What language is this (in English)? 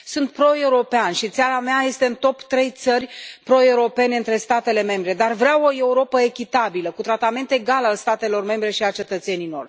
Romanian